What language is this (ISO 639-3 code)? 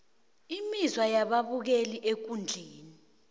nbl